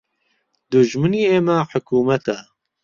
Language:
Central Kurdish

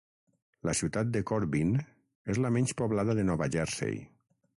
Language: Catalan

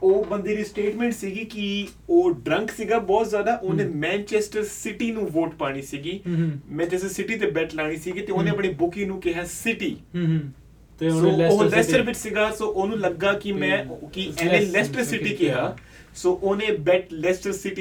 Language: Punjabi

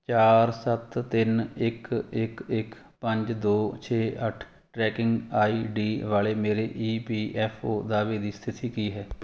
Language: Punjabi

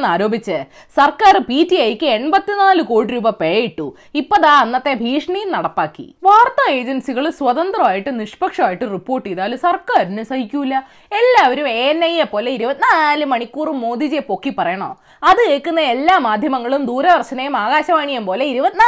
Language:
Malayalam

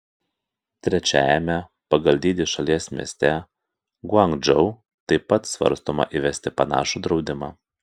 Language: Lithuanian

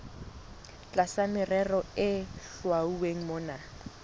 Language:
Southern Sotho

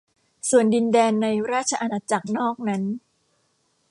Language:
Thai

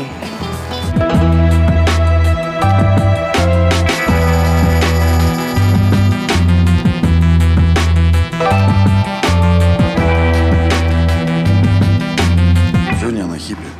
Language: Russian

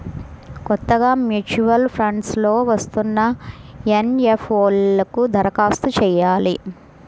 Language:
Telugu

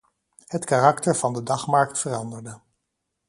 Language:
Dutch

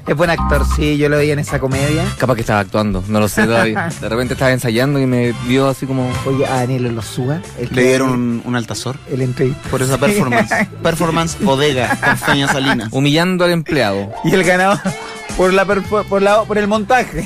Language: Spanish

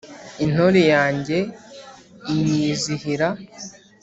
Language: Kinyarwanda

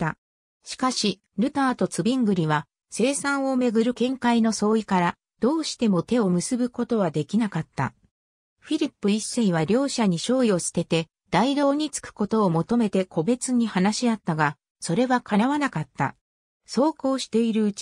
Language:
Japanese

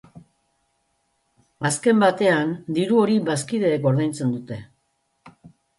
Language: Basque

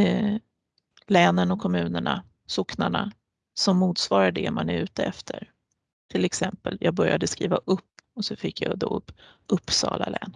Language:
Swedish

